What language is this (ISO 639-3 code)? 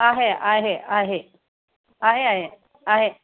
mar